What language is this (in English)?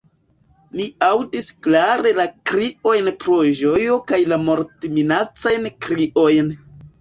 Esperanto